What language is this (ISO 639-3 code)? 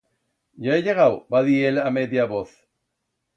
arg